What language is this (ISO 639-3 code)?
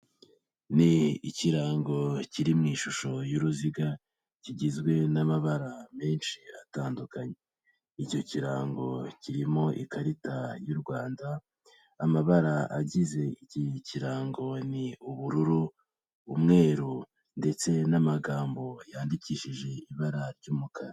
kin